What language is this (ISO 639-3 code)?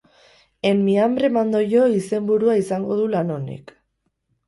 eus